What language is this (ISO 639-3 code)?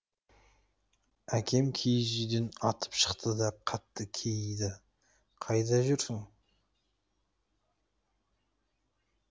kaz